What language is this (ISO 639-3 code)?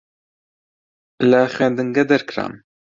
ckb